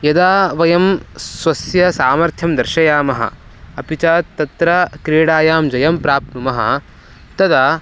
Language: Sanskrit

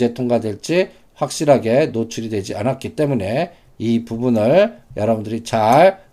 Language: Korean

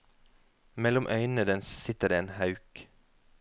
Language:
Norwegian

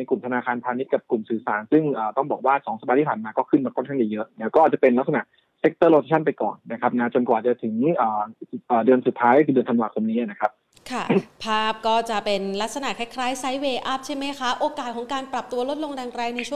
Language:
Thai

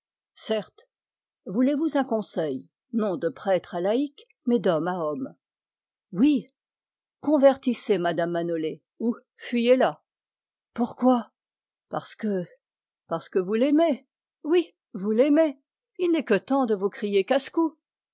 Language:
French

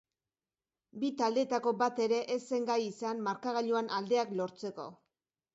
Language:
Basque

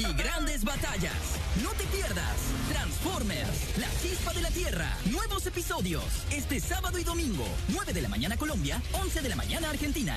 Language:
Spanish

